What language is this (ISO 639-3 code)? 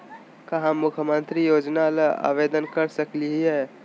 mag